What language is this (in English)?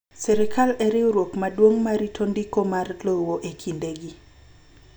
Luo (Kenya and Tanzania)